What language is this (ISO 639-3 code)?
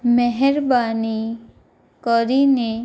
guj